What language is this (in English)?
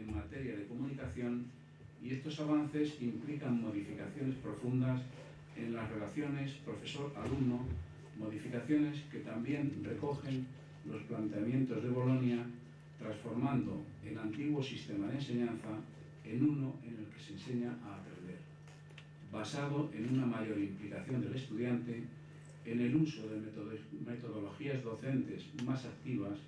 Spanish